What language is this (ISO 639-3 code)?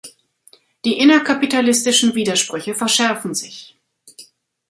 deu